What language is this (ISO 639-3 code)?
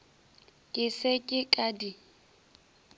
nso